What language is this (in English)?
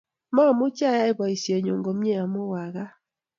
Kalenjin